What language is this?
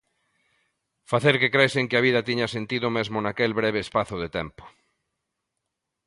Galician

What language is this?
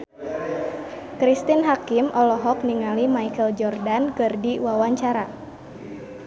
Sundanese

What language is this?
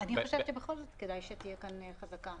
Hebrew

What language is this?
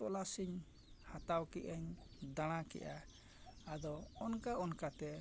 Santali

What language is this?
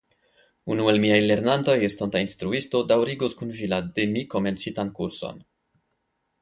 Esperanto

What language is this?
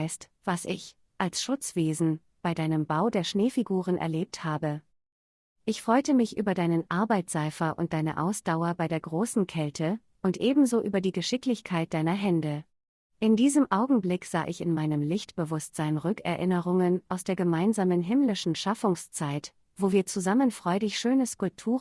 German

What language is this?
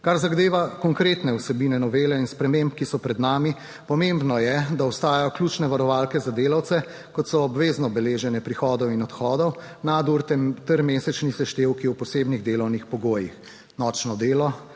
Slovenian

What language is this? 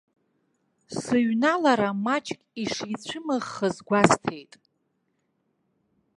Abkhazian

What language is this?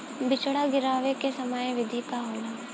Bhojpuri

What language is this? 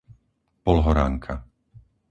Slovak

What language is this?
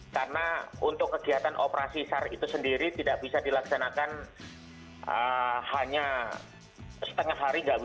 Indonesian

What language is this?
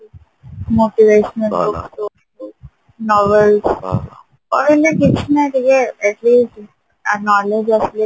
Odia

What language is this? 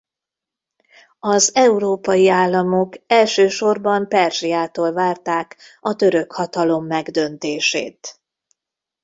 Hungarian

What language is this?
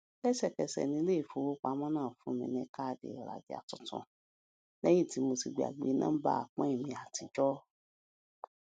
Yoruba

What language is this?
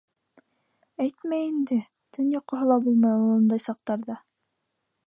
Bashkir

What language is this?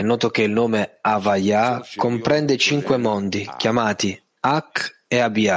Italian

